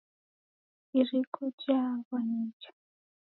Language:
Taita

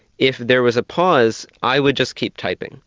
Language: English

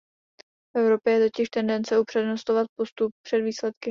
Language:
Czech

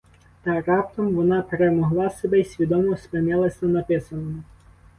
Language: Ukrainian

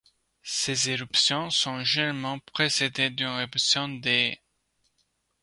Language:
French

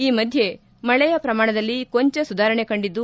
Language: Kannada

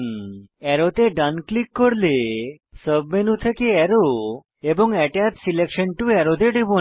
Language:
Bangla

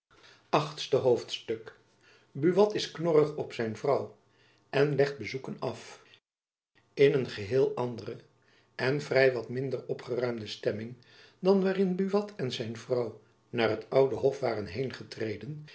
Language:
Dutch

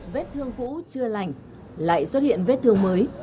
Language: Vietnamese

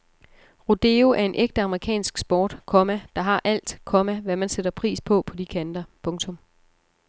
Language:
Danish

